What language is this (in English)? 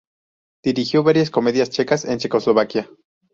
Spanish